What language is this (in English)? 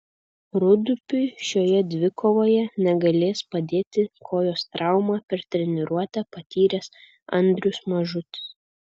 Lithuanian